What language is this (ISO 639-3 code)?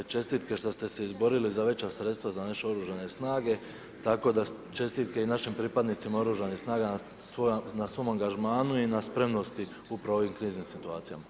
hrv